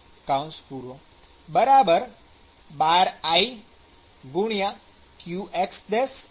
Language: Gujarati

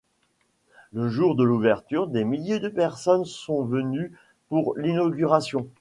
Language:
French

